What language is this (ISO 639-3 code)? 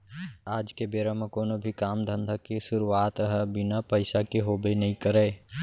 hne